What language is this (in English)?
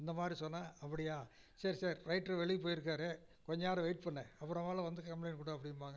Tamil